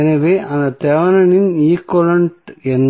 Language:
Tamil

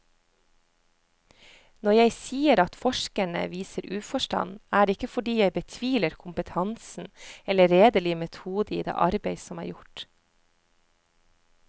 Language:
Norwegian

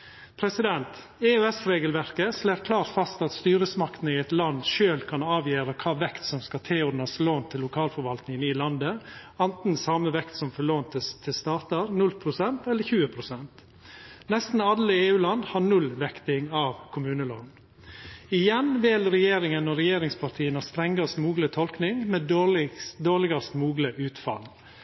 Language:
Norwegian Nynorsk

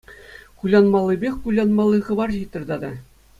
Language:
Chuvash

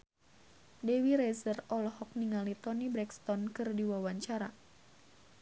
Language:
Sundanese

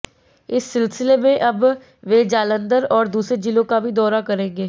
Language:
Hindi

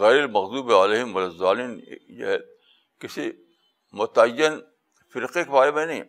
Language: Urdu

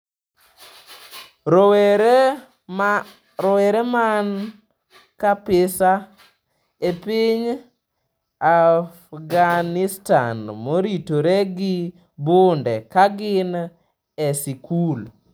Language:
Luo (Kenya and Tanzania)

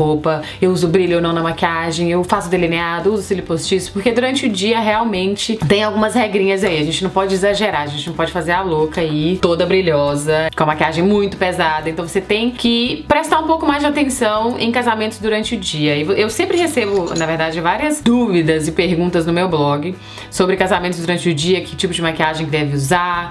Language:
Portuguese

